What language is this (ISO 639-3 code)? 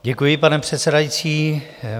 ces